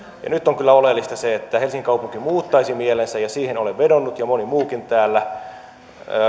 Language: Finnish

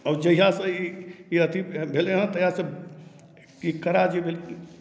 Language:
Maithili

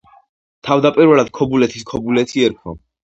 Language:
Georgian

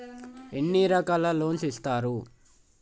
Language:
Telugu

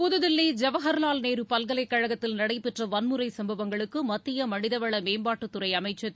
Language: Tamil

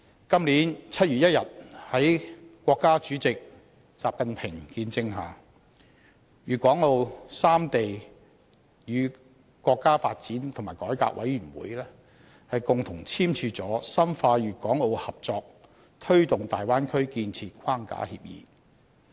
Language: Cantonese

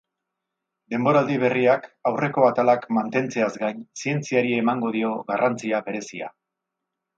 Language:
Basque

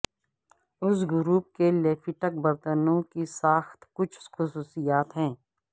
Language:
Urdu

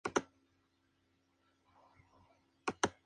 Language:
Spanish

